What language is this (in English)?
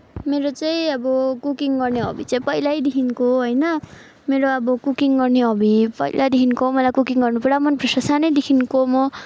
Nepali